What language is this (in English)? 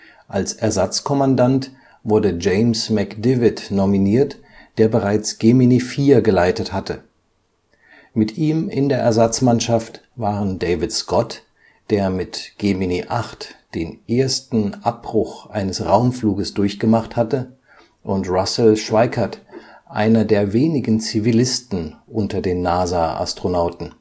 German